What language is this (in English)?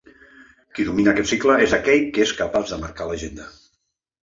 Catalan